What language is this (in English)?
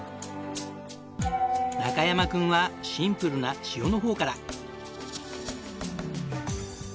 Japanese